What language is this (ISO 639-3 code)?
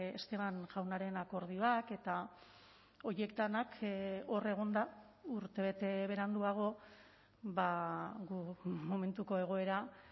eus